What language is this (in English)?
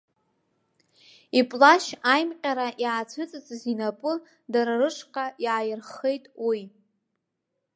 Abkhazian